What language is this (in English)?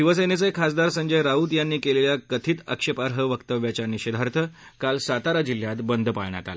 Marathi